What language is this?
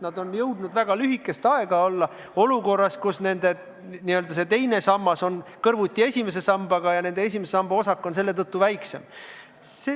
Estonian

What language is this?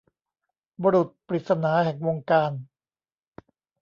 Thai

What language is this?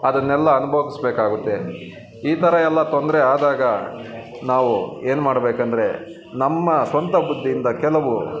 Kannada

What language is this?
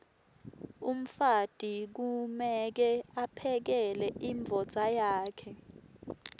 Swati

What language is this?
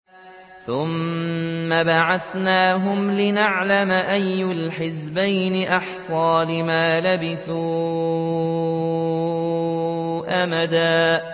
Arabic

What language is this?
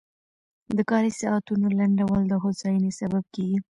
Pashto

